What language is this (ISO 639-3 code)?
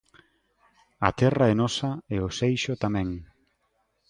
glg